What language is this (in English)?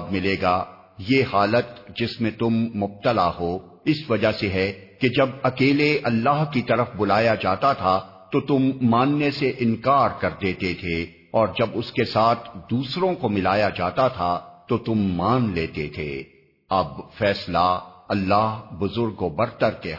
Urdu